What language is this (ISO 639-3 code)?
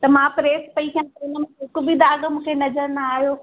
snd